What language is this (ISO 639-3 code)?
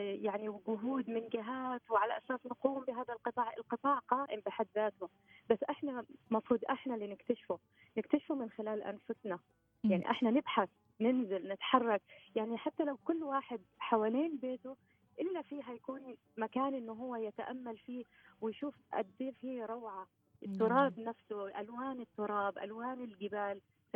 ara